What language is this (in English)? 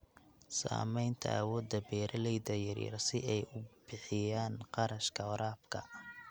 Somali